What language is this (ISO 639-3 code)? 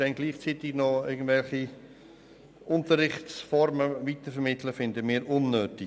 gsw